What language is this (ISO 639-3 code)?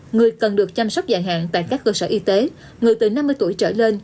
vie